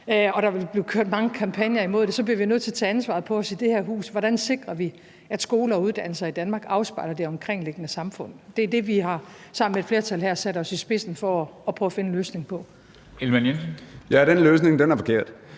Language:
Danish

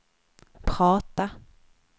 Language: Swedish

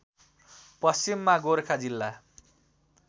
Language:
Nepali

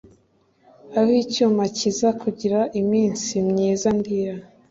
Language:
Kinyarwanda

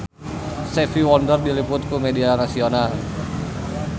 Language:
Sundanese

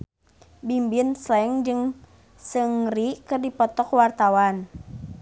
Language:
Sundanese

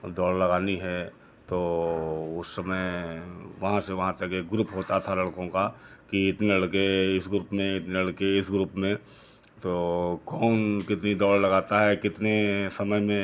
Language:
Hindi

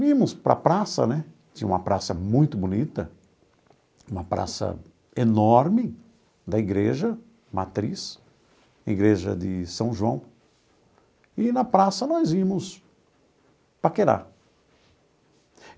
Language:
Portuguese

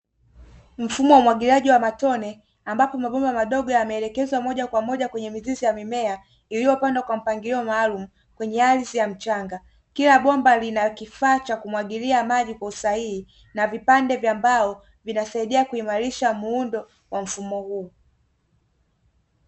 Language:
Swahili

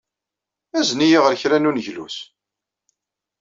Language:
Kabyle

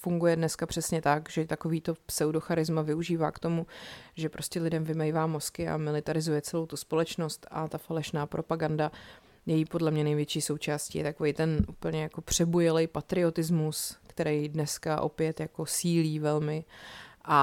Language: Czech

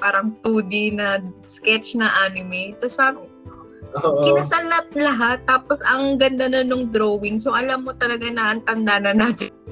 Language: Filipino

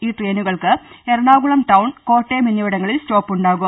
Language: Malayalam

